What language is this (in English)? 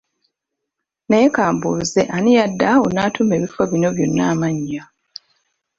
Ganda